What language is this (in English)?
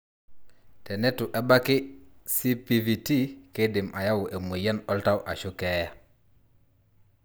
Masai